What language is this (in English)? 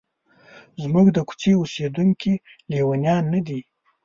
Pashto